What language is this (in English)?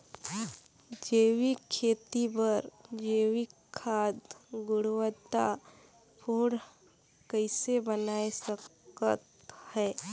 Chhattisgarhi